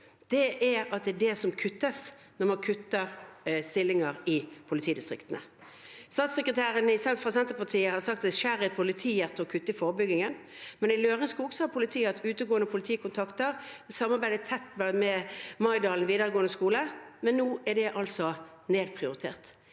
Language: Norwegian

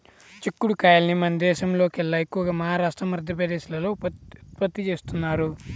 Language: Telugu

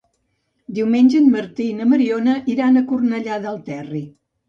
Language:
Catalan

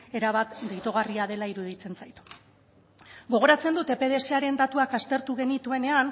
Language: Basque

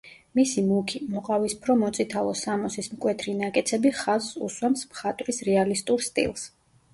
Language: Georgian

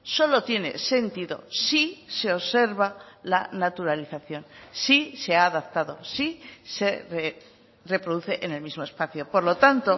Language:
Spanish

